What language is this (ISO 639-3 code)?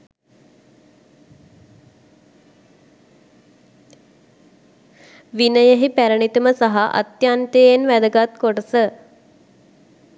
sin